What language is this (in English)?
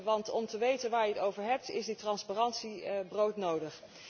Dutch